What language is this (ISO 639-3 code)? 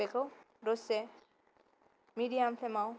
brx